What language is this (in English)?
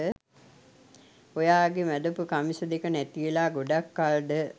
Sinhala